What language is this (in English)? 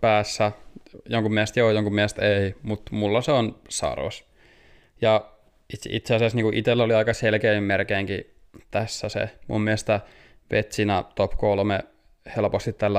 Finnish